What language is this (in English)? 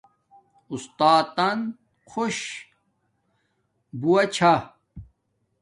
Domaaki